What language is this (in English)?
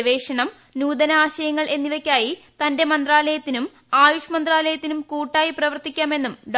Malayalam